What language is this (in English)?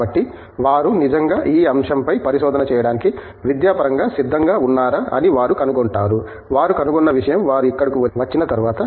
Telugu